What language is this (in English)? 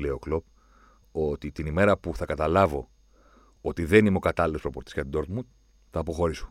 Greek